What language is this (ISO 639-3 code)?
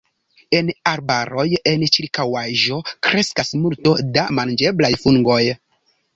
epo